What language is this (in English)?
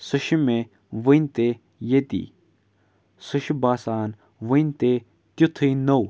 Kashmiri